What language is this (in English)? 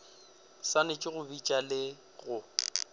Northern Sotho